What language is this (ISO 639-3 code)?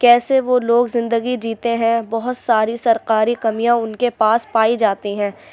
urd